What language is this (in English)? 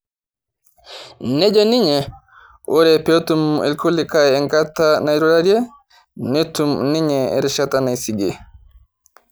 Masai